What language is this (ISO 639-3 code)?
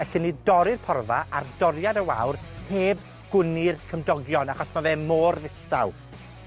cym